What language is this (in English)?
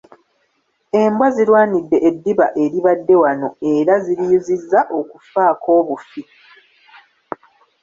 Ganda